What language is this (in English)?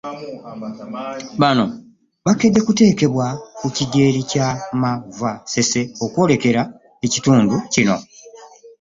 Ganda